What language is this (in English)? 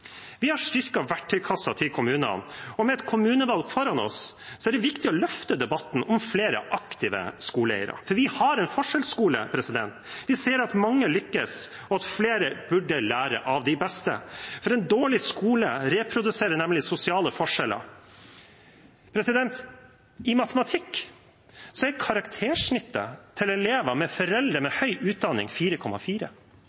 Norwegian Bokmål